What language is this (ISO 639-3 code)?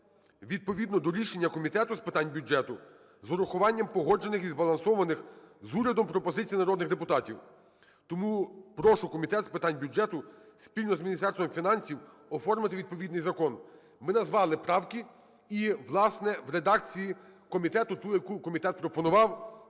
ukr